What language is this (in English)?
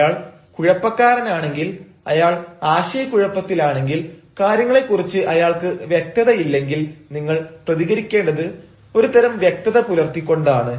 Malayalam